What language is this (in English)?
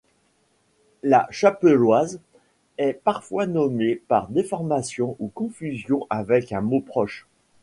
French